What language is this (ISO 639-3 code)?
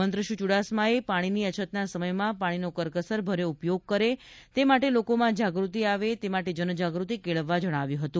guj